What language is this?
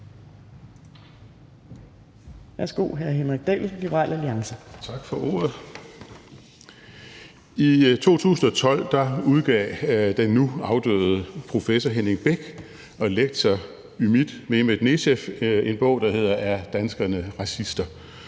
Danish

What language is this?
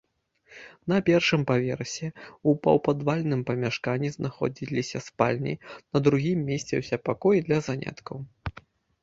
Belarusian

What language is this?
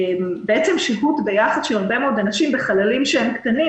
Hebrew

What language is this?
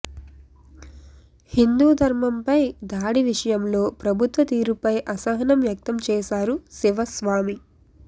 Telugu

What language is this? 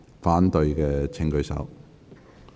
Cantonese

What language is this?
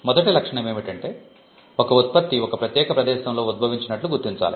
Telugu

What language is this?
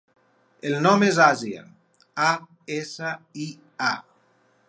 Catalan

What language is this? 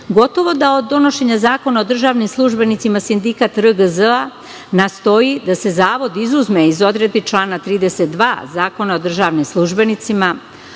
Serbian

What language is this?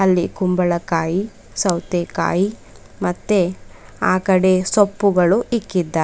Kannada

